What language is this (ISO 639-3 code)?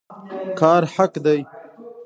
pus